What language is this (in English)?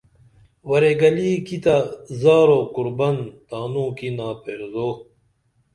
Dameli